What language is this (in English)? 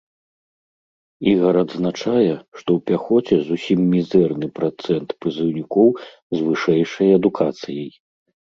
Belarusian